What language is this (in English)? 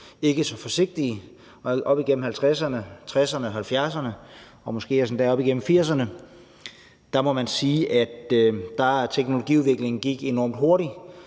Danish